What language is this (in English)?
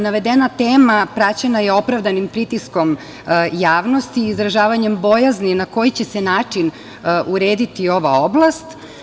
Serbian